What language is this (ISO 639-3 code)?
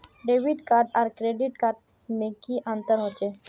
mag